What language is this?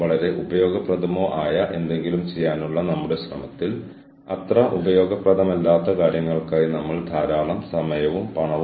Malayalam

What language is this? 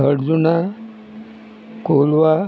Konkani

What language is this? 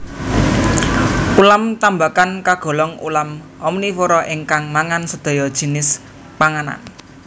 Javanese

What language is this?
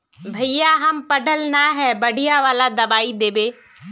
Magahi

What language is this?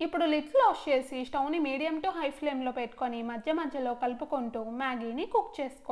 Hindi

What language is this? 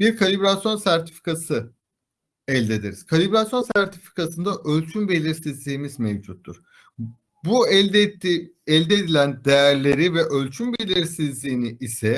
Turkish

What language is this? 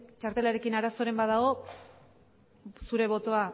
Basque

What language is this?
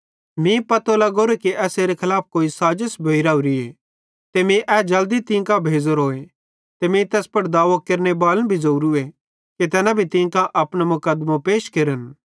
Bhadrawahi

